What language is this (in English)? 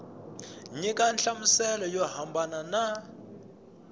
Tsonga